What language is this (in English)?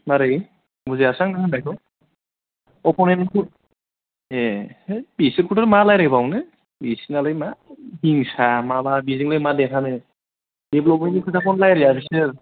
Bodo